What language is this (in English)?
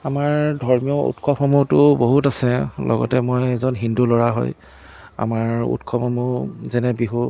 Assamese